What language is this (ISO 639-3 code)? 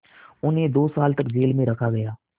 hin